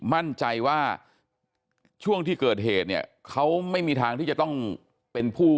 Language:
Thai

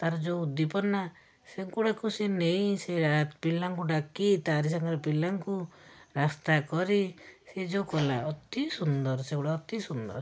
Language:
Odia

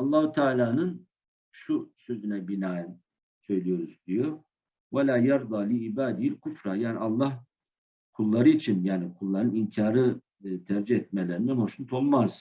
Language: Turkish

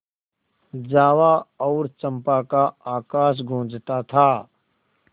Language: Hindi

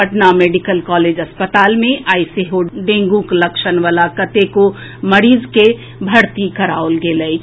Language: Maithili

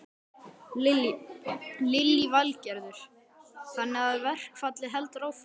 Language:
Icelandic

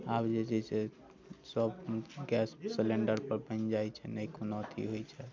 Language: Maithili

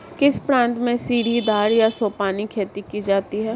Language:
Hindi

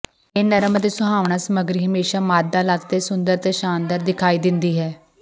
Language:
Punjabi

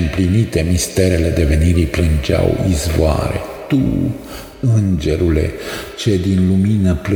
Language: Romanian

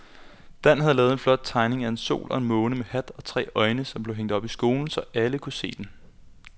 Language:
Danish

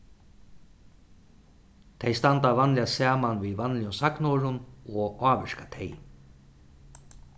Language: Faroese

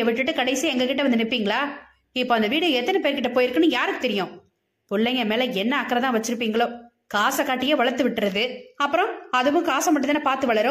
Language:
Tamil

